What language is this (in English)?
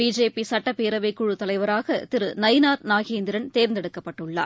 Tamil